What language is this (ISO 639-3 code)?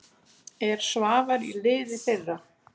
isl